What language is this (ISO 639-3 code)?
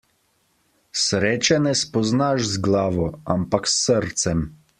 slv